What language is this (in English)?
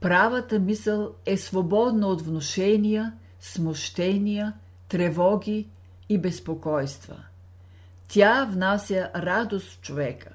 Bulgarian